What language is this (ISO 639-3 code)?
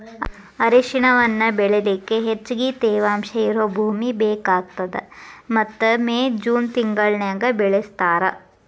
kan